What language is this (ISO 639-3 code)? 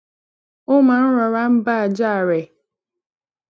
yor